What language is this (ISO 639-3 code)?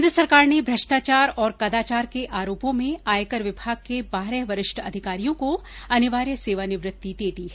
hin